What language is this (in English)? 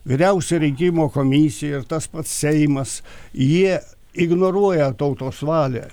Lithuanian